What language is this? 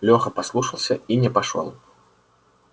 Russian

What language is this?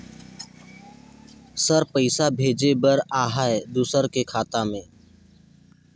Chhattisgarhi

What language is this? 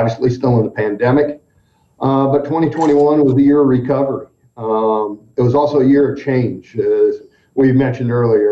English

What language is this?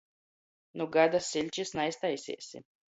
Latgalian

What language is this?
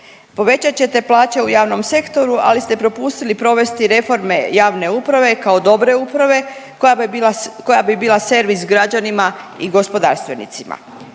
Croatian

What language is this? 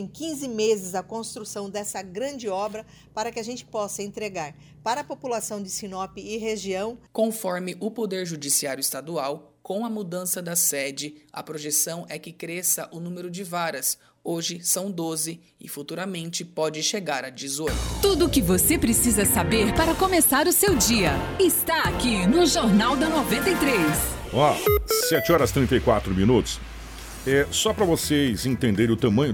Portuguese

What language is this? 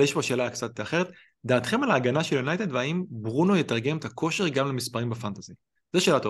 Hebrew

